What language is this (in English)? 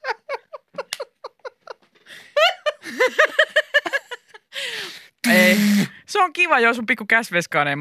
Finnish